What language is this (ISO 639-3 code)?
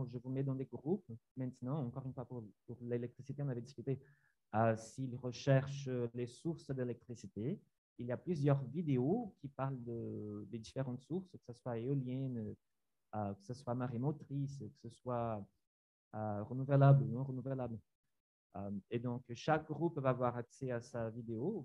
fra